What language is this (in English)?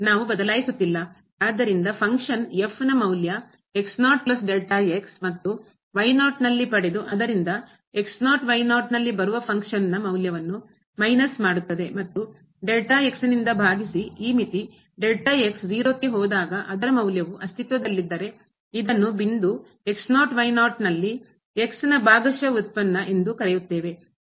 Kannada